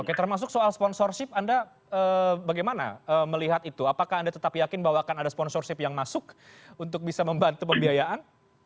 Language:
Indonesian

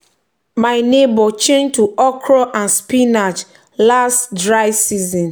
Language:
Nigerian Pidgin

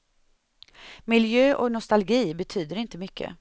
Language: Swedish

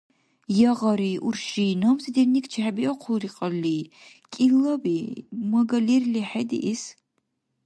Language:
Dargwa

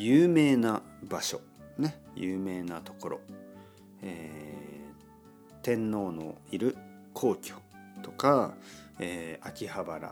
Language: Japanese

